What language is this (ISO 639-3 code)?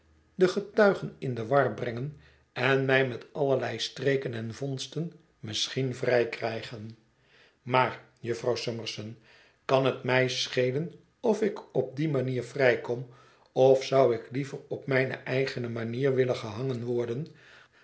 nld